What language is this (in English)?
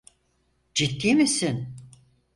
Turkish